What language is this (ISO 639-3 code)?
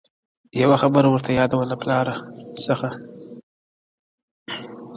pus